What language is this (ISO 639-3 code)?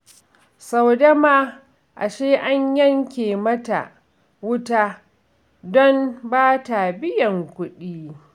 hau